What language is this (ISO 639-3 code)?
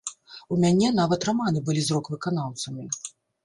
bel